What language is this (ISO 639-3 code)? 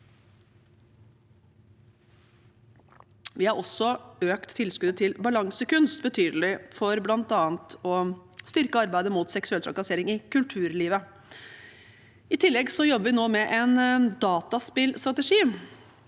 nor